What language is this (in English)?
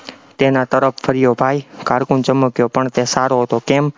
Gujarati